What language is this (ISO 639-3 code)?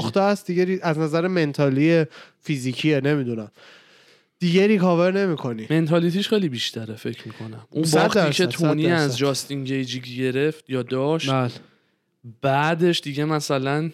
fas